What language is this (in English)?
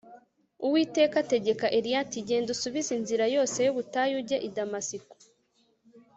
Kinyarwanda